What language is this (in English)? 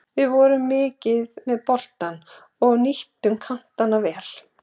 Icelandic